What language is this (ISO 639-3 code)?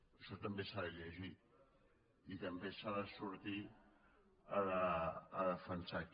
cat